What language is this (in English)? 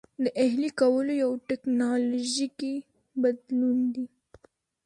Pashto